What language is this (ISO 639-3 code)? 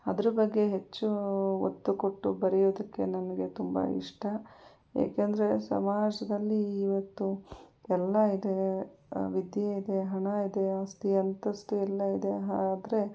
kan